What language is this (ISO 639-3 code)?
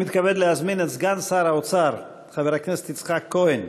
heb